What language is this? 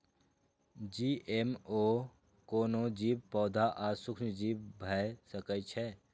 Maithili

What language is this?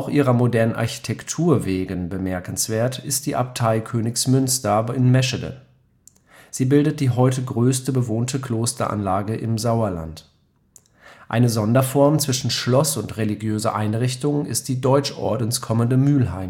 German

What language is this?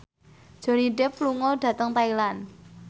Javanese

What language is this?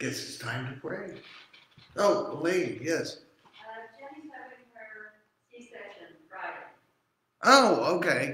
English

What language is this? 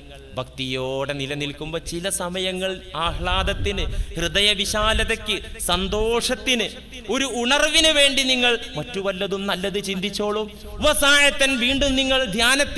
Arabic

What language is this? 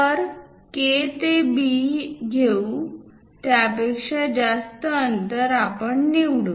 Marathi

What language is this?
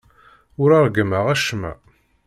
Kabyle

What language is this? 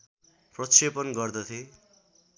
Nepali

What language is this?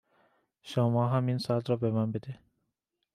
Persian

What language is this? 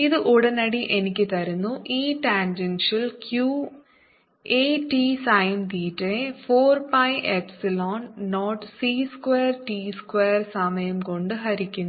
Malayalam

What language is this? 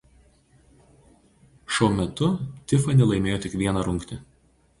Lithuanian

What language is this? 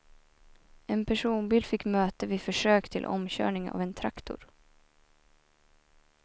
Swedish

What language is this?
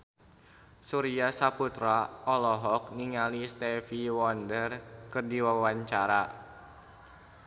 Sundanese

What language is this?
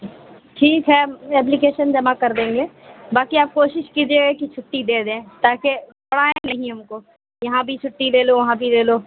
Urdu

